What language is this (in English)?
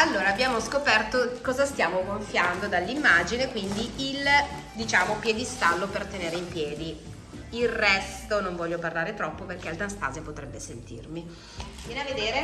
Italian